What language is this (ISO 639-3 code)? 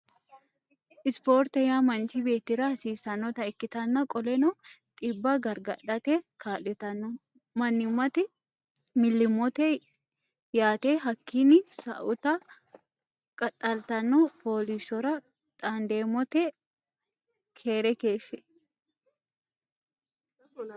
sid